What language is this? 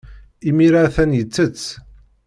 Kabyle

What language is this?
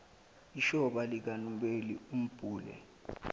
Zulu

